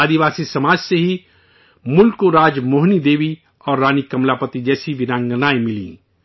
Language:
Urdu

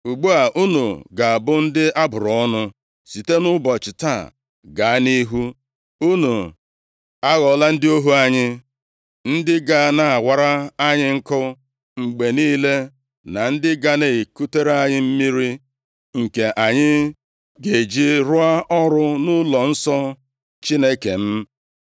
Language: Igbo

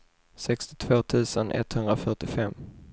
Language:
Swedish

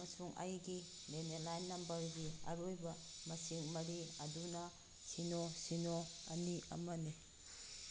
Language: Manipuri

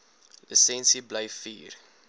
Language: Afrikaans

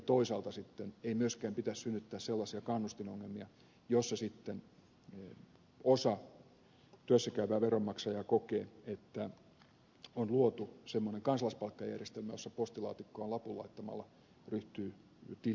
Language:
Finnish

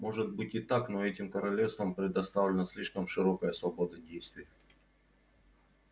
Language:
Russian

